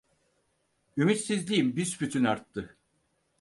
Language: Turkish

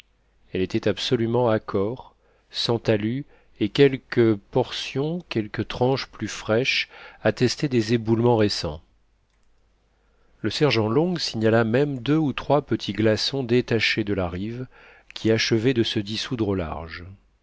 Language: French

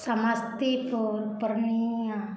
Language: Maithili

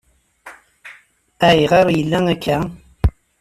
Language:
Kabyle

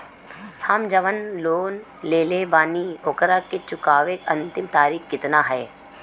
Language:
Bhojpuri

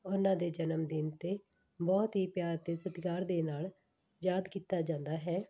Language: Punjabi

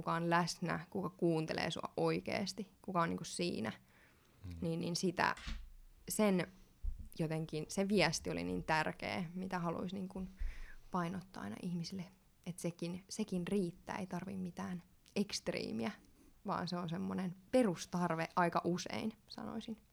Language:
Finnish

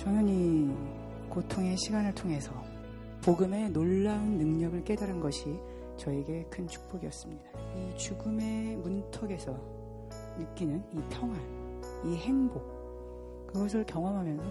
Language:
Korean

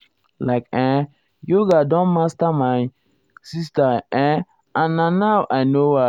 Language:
Nigerian Pidgin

